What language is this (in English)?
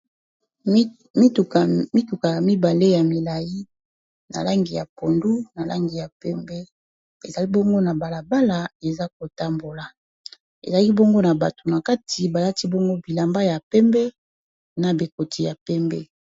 Lingala